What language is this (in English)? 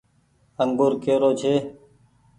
Goaria